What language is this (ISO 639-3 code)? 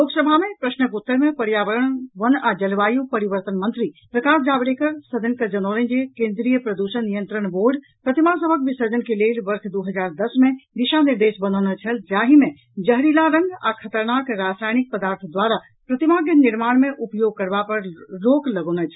mai